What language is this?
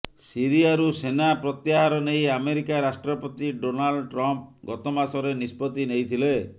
Odia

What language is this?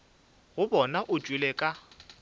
Northern Sotho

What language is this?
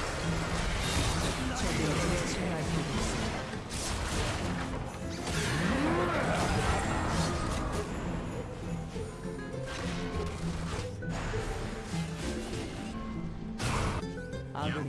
Korean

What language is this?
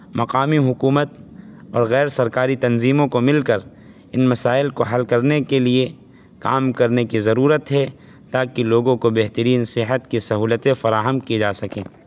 Urdu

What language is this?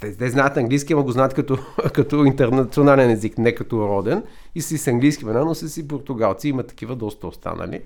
Bulgarian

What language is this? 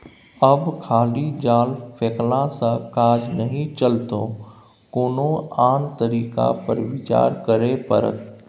Maithili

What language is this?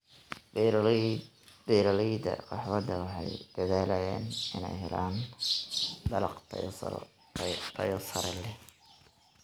Somali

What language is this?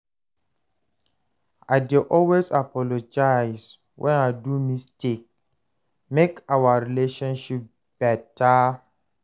Nigerian Pidgin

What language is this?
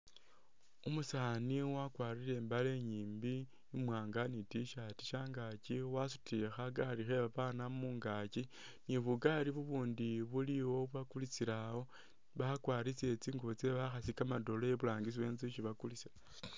Masaaba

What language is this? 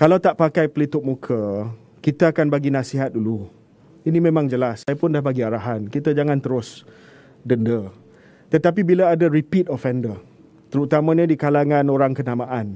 Malay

